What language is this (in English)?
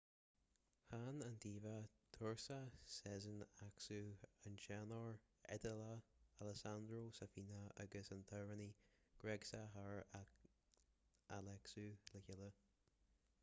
Irish